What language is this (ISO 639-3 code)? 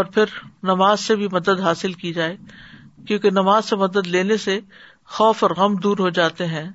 urd